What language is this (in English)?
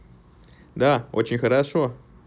Russian